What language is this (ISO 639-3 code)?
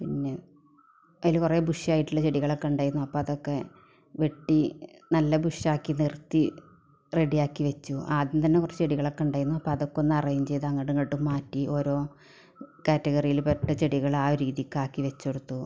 mal